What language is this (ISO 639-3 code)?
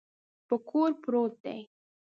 pus